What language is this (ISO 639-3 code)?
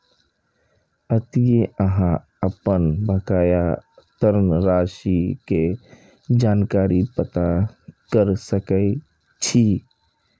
mai